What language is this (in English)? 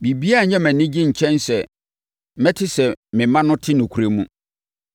Akan